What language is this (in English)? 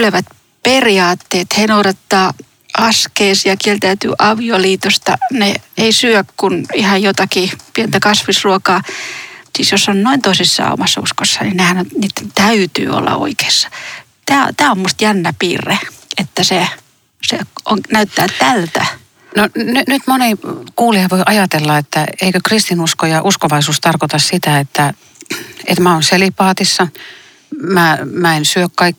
Finnish